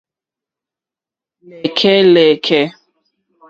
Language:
Mokpwe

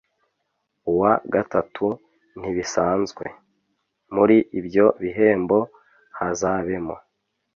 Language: Kinyarwanda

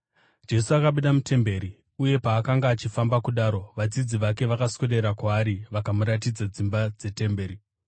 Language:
Shona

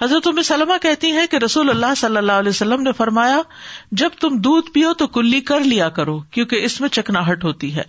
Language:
Urdu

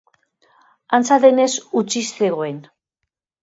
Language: Basque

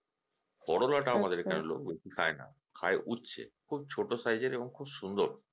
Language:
Bangla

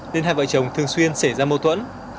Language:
Vietnamese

